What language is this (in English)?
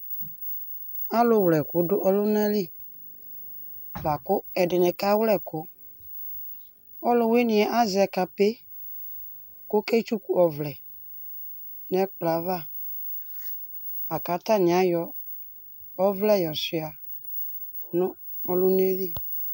Ikposo